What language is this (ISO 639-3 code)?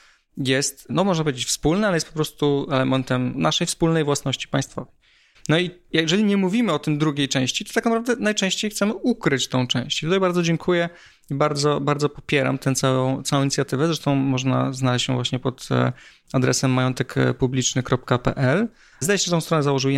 pol